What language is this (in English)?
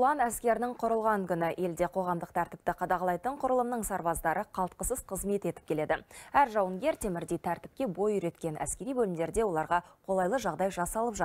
Turkish